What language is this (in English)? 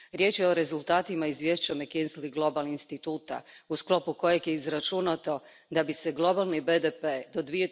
Croatian